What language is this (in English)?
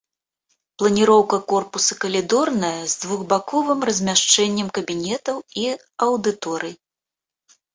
Belarusian